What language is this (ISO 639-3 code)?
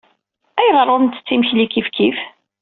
kab